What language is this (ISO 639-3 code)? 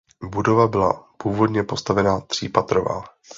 ces